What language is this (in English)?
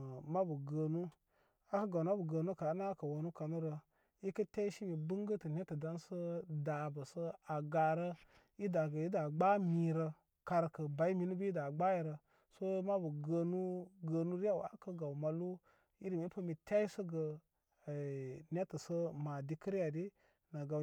Koma